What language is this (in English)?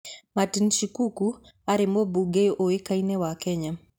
Kikuyu